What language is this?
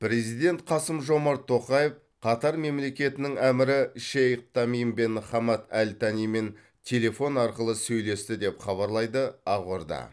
Kazakh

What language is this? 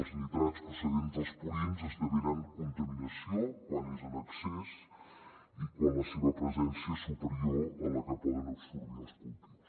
Catalan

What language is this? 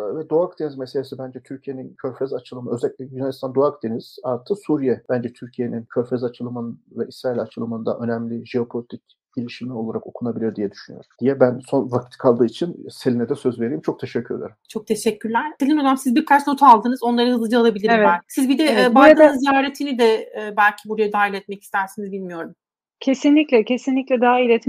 Turkish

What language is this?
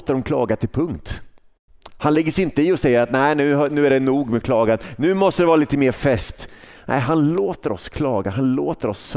Swedish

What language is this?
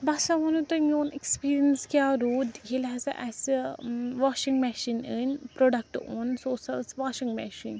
Kashmiri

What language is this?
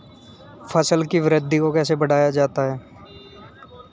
Hindi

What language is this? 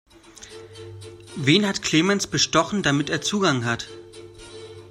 German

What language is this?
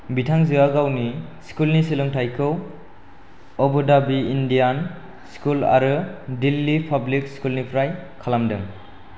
Bodo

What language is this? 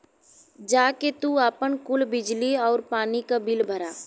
Bhojpuri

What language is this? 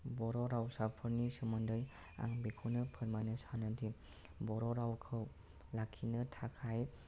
Bodo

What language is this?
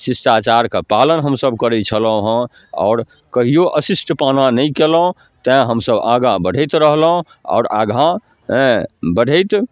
Maithili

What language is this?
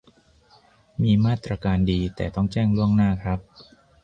Thai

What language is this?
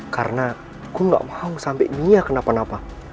Indonesian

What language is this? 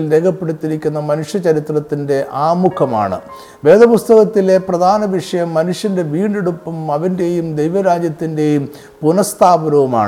Malayalam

